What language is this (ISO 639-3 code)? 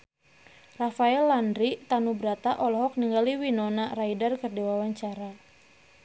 sun